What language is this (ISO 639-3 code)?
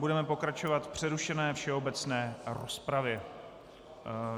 ces